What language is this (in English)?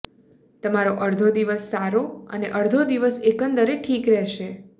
Gujarati